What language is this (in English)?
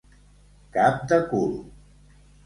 Catalan